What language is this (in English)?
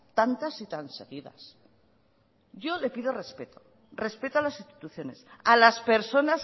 Spanish